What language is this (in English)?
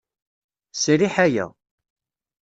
Kabyle